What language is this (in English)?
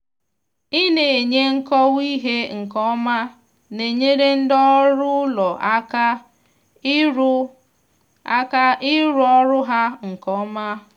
Igbo